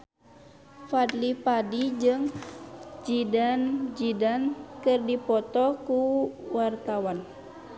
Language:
Sundanese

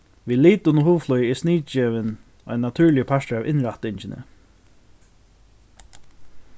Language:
Faroese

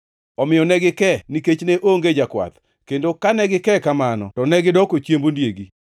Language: Luo (Kenya and Tanzania)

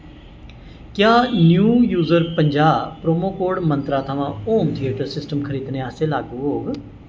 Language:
Dogri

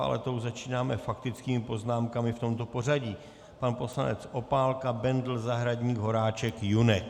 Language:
Czech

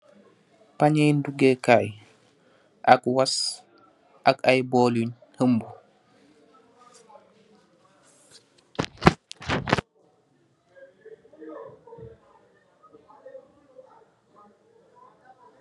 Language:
Wolof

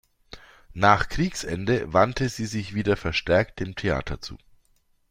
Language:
German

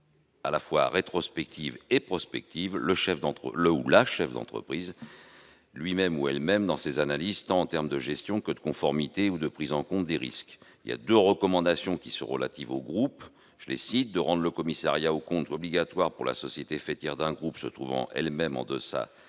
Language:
French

